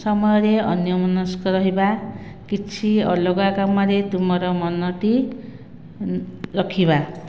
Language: Odia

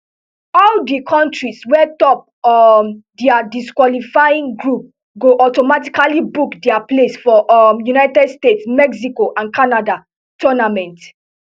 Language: Nigerian Pidgin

